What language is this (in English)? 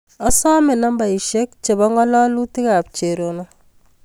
Kalenjin